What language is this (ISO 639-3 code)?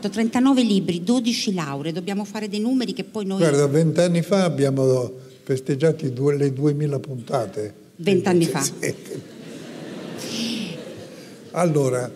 ita